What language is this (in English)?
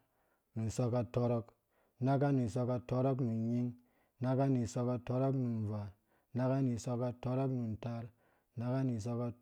Dũya